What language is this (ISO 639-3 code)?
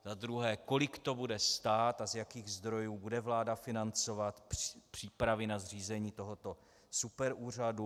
ces